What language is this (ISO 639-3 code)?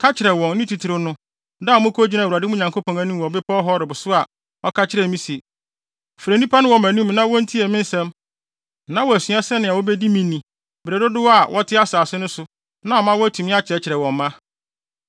aka